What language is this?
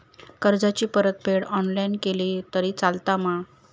Marathi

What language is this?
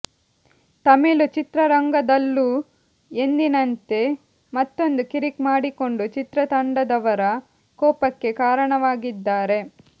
Kannada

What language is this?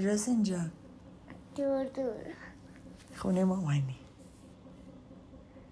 Persian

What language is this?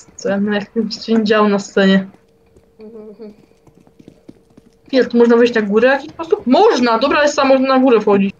Polish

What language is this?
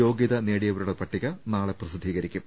Malayalam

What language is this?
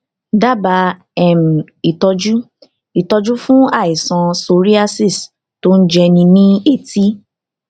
Yoruba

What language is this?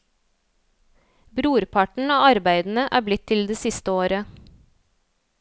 Norwegian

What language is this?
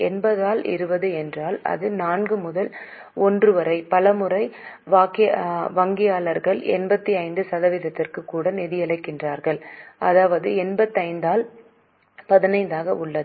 Tamil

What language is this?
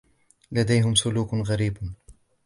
Arabic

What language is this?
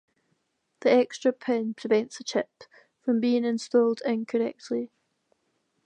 English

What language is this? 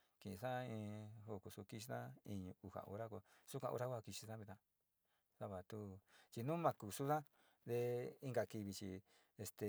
Sinicahua Mixtec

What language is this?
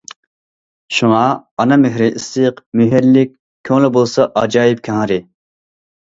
Uyghur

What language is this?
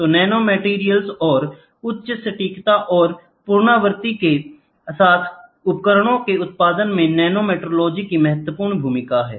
Hindi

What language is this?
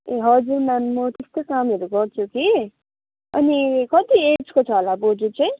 Nepali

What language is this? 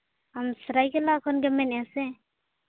Santali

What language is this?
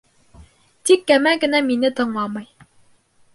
Bashkir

